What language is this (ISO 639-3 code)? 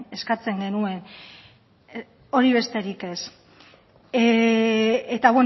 eus